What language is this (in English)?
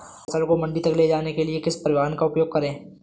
Hindi